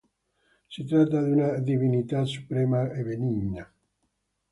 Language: Italian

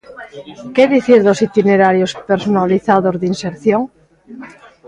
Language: Galician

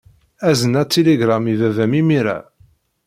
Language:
Kabyle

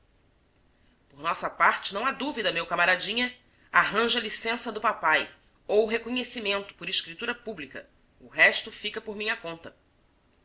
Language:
Portuguese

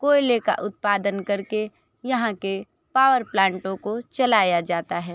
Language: Hindi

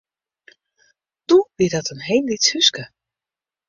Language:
Western Frisian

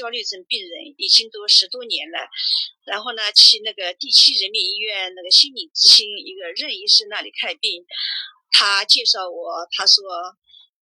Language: Chinese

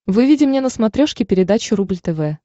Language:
Russian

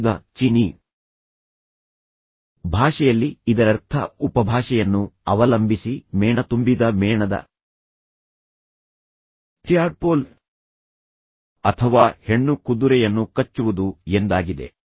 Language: Kannada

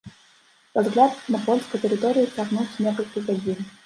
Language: Belarusian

